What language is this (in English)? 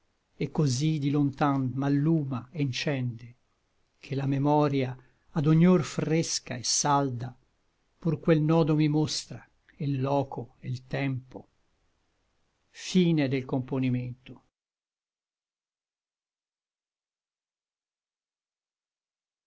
Italian